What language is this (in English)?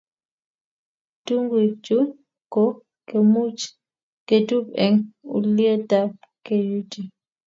Kalenjin